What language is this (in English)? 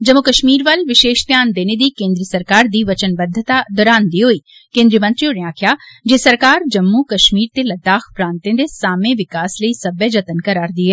Dogri